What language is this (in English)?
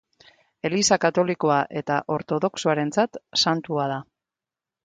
Basque